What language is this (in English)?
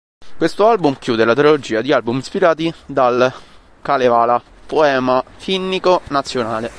Italian